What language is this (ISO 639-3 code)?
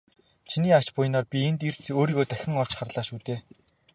mon